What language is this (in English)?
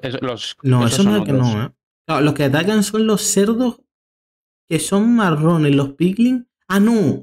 Spanish